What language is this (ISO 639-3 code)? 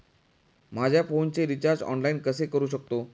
mar